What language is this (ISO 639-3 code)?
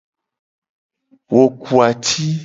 gej